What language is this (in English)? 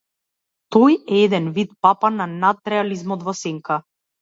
Macedonian